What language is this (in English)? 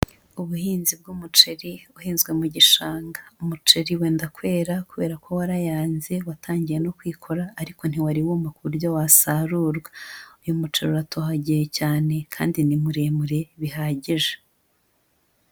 Kinyarwanda